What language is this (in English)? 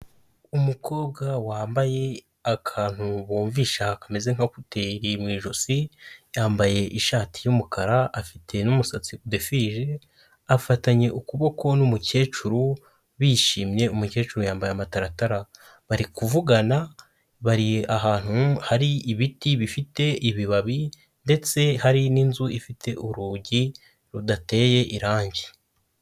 Kinyarwanda